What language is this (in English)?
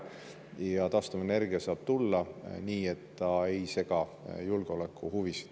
Estonian